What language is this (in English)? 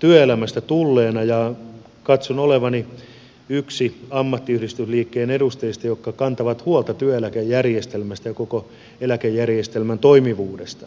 Finnish